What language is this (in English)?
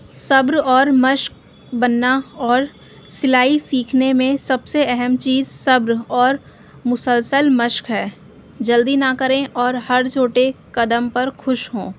Urdu